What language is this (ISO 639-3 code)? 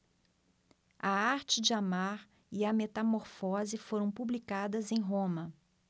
por